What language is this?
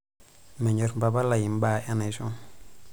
Masai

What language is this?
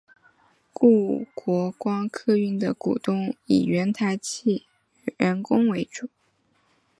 Chinese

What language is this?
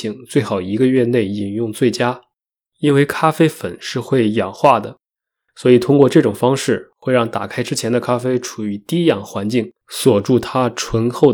Chinese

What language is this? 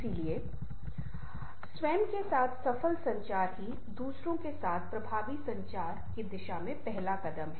Hindi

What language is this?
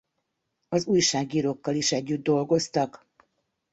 Hungarian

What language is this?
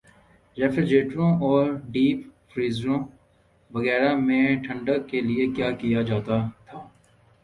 Urdu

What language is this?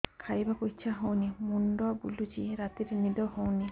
Odia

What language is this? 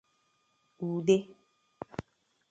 Igbo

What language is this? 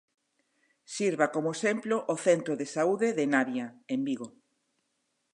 Galician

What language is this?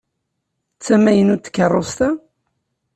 Kabyle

